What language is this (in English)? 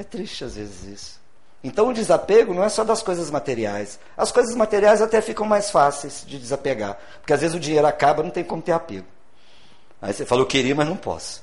Portuguese